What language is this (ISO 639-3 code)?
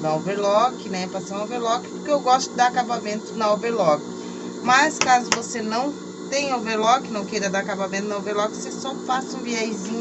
por